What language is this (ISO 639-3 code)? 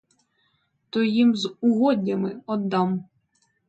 ukr